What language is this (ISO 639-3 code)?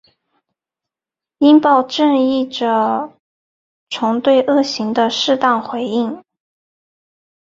zho